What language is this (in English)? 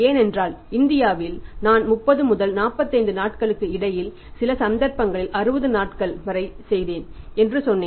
Tamil